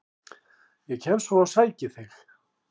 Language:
Icelandic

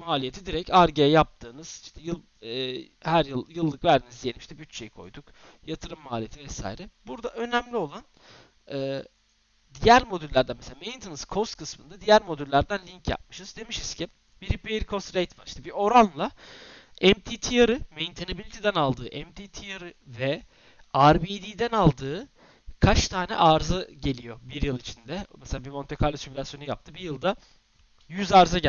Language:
Turkish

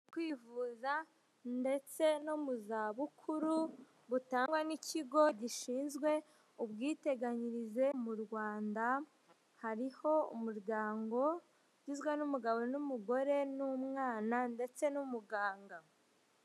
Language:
Kinyarwanda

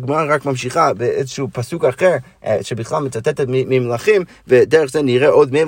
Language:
Hebrew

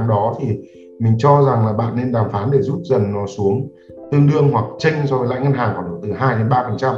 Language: Vietnamese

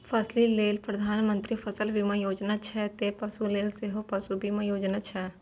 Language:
Maithili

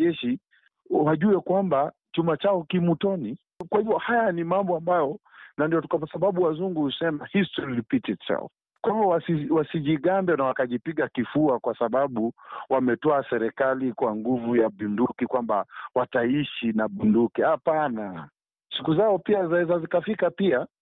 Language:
Swahili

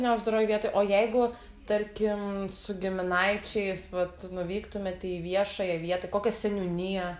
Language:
Lithuanian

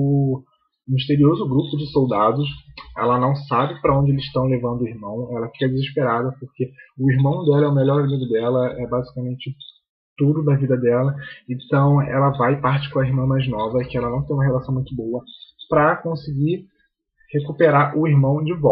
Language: Portuguese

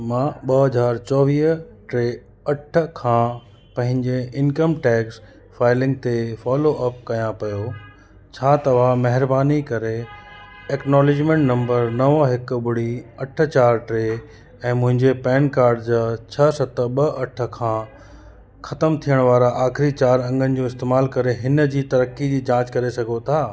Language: Sindhi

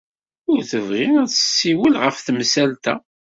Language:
Kabyle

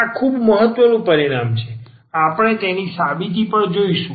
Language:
Gujarati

